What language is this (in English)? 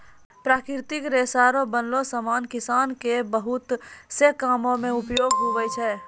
Maithili